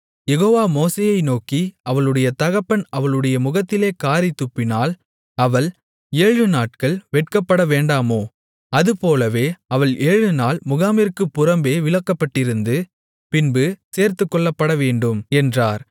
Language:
Tamil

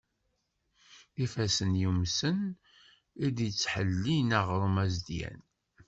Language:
Kabyle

